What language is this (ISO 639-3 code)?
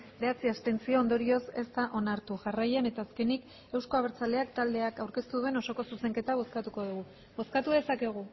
eus